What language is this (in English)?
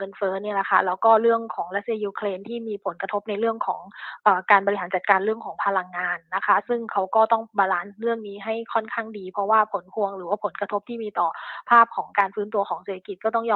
Thai